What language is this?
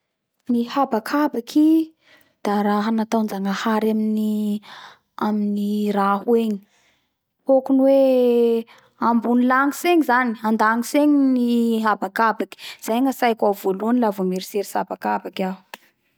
Bara Malagasy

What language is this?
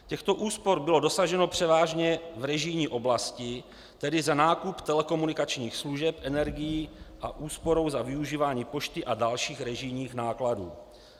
Czech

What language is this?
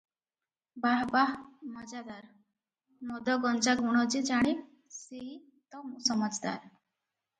Odia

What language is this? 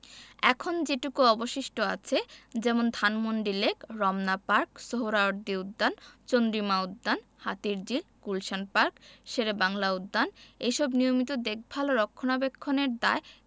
Bangla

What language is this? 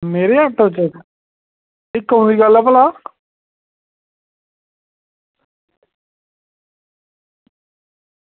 Dogri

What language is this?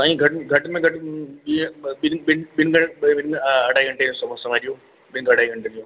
Sindhi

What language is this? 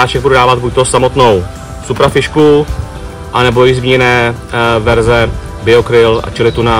Czech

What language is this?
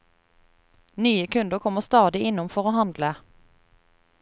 Norwegian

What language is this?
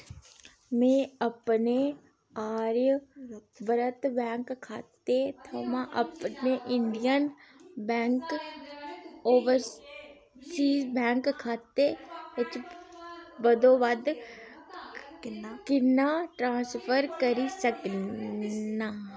Dogri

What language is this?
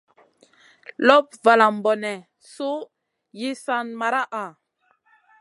Masana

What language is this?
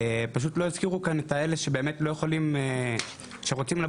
Hebrew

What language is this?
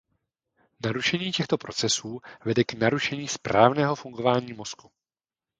Czech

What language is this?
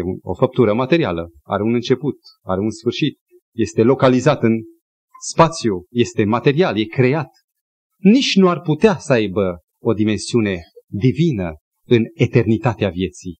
Romanian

